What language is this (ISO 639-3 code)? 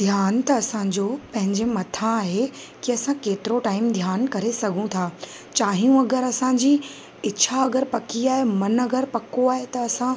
snd